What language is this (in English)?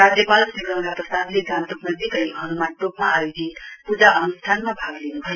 Nepali